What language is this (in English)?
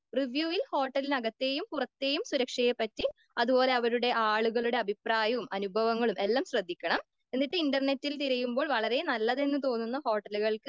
Malayalam